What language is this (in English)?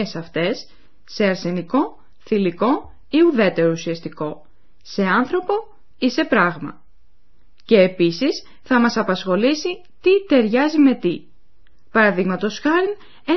Greek